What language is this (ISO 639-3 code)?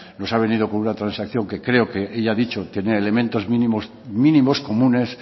spa